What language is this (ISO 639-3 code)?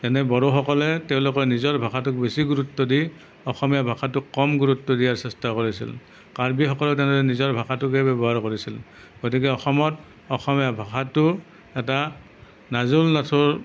asm